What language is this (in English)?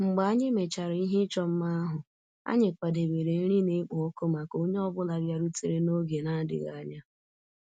Igbo